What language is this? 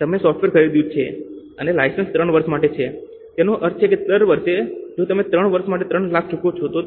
Gujarati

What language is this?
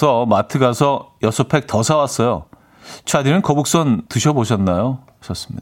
Korean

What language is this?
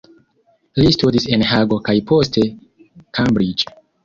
Esperanto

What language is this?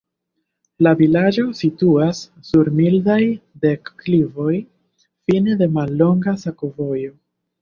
Esperanto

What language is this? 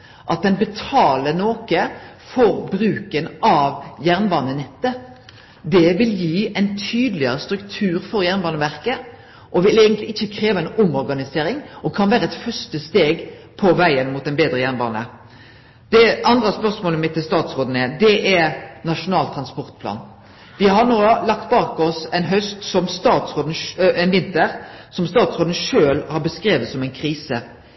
Norwegian Nynorsk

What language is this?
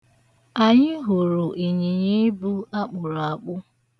Igbo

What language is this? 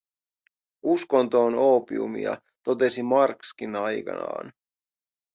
Finnish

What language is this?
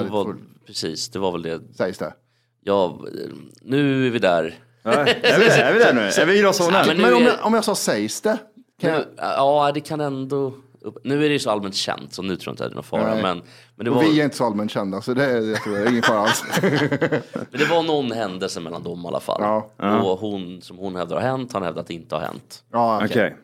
Swedish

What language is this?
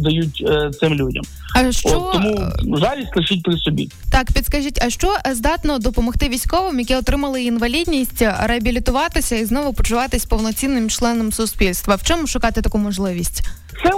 Ukrainian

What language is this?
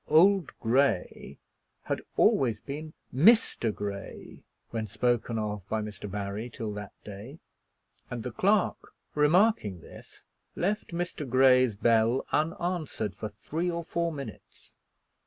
English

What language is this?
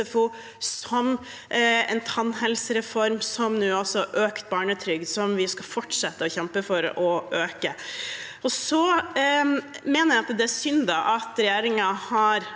Norwegian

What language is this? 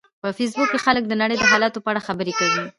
Pashto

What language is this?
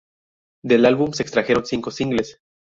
Spanish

